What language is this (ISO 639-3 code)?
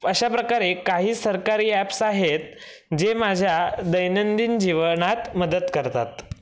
mar